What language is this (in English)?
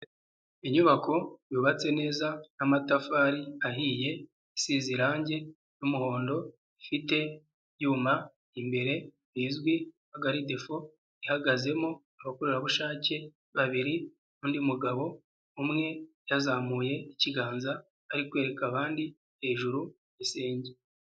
Kinyarwanda